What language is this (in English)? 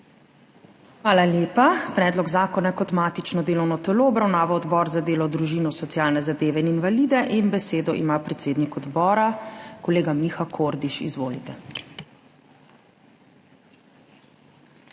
Slovenian